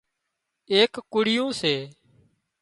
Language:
Wadiyara Koli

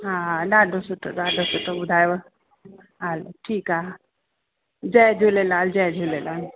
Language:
Sindhi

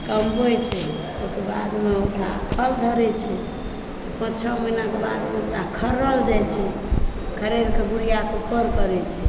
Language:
Maithili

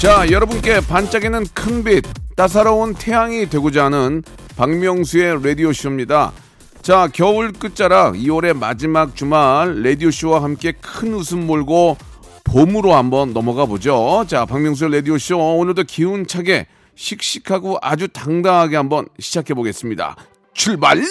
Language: Korean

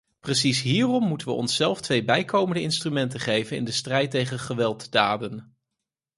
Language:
Dutch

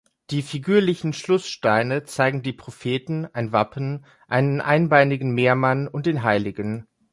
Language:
German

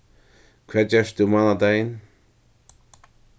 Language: Faroese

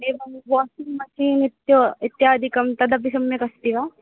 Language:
Sanskrit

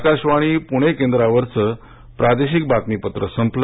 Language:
Marathi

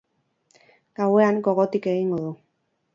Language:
Basque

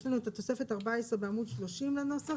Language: Hebrew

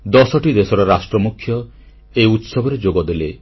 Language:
Odia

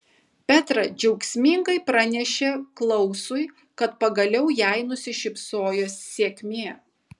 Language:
Lithuanian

